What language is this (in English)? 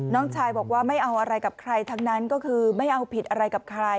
Thai